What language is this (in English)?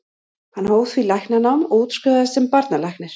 Icelandic